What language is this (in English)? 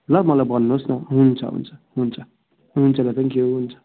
Nepali